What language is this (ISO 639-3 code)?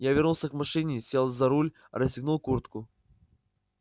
rus